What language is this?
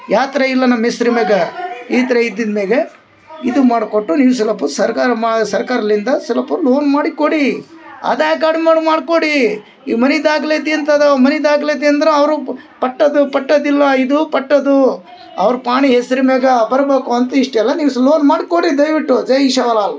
Kannada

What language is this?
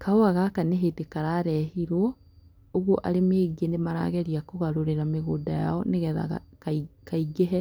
Kikuyu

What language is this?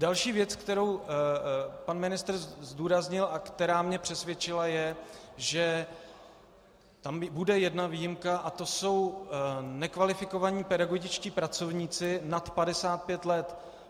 Czech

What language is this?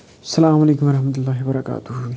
Kashmiri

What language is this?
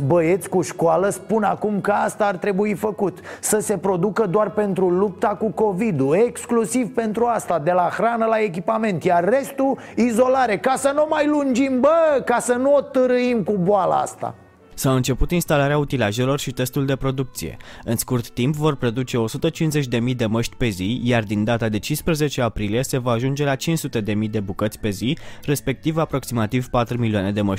Romanian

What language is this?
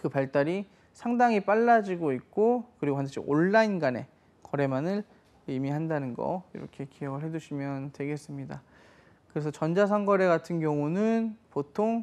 Korean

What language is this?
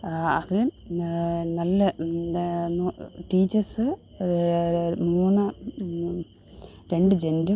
Malayalam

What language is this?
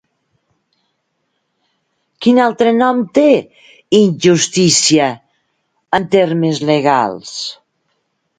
Catalan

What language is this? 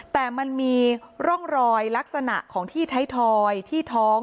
Thai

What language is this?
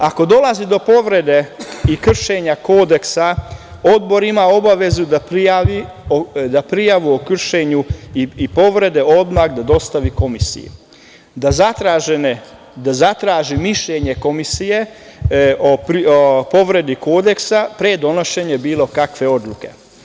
Serbian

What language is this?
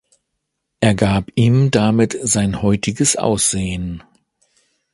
German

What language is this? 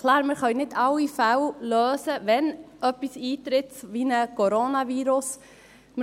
Swiss German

